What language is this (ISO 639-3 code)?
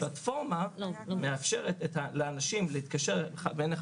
heb